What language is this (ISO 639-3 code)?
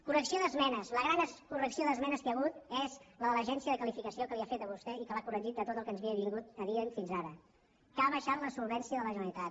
cat